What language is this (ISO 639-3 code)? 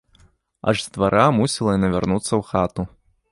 bel